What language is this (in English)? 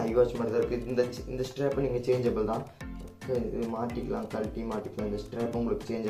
Romanian